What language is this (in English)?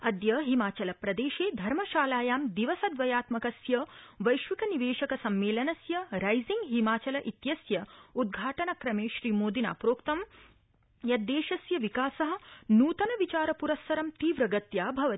Sanskrit